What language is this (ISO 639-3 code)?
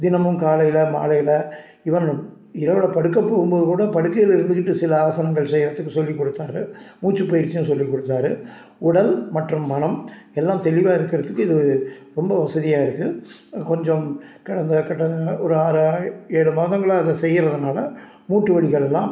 tam